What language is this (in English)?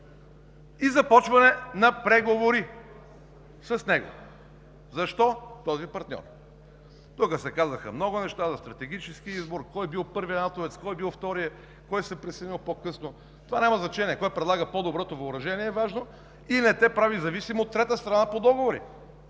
Bulgarian